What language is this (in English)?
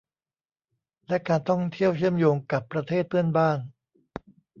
Thai